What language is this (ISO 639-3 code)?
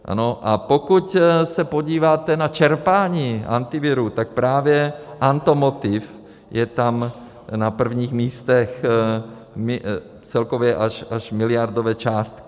ces